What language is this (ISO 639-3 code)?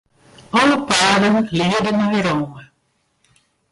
fry